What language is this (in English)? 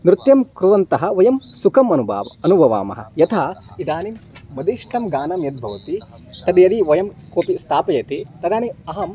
Sanskrit